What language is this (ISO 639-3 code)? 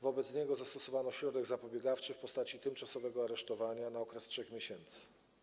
pol